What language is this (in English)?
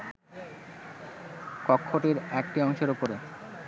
Bangla